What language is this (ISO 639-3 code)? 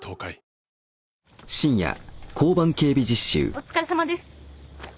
jpn